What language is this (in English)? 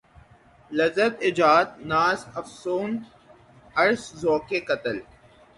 Urdu